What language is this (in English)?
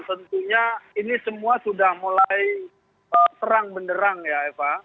Indonesian